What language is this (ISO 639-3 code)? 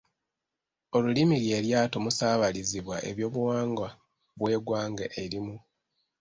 lug